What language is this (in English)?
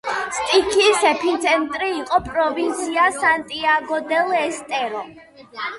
Georgian